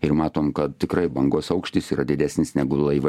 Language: Lithuanian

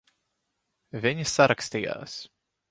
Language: Latvian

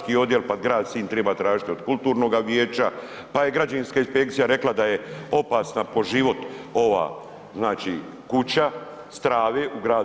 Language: Croatian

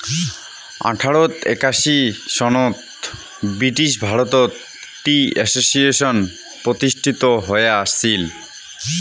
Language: Bangla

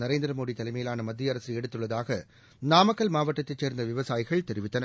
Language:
Tamil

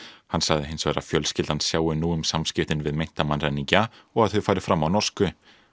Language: Icelandic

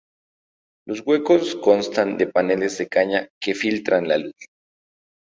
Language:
Spanish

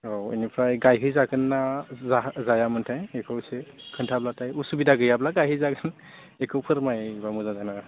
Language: Bodo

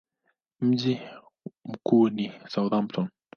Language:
Swahili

